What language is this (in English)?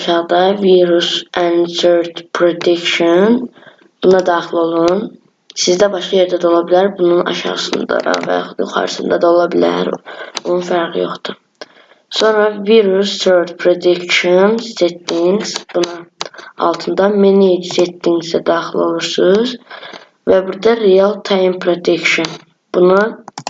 Azerbaijani